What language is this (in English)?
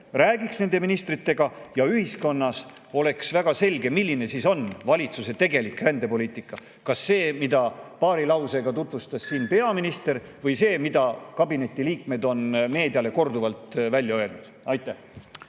Estonian